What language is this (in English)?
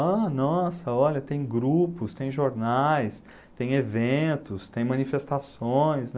Portuguese